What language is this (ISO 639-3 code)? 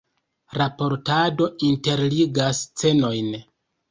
epo